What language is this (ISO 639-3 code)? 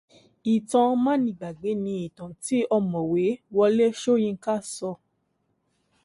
yor